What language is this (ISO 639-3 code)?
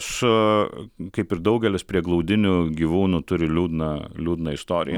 lit